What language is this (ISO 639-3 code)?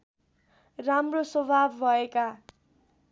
nep